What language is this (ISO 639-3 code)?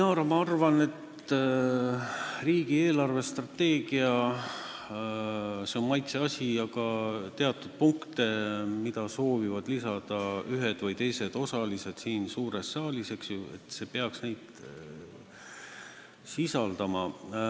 est